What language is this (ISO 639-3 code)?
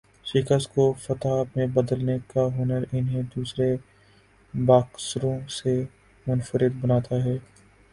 urd